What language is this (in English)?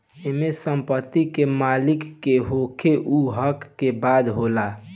Bhojpuri